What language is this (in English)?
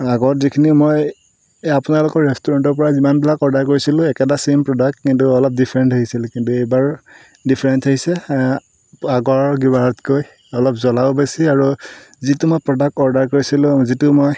Assamese